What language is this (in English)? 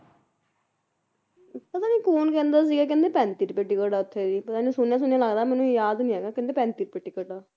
Punjabi